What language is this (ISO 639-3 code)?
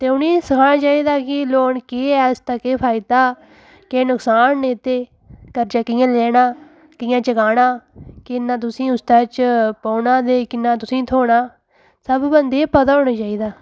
doi